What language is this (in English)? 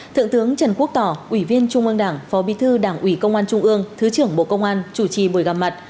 Vietnamese